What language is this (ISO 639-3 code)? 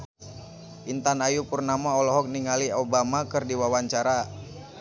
sun